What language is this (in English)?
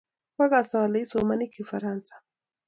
Kalenjin